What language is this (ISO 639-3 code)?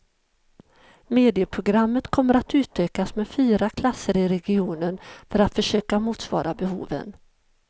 swe